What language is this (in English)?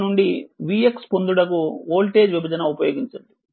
Telugu